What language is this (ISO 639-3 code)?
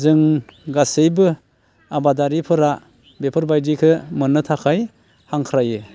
brx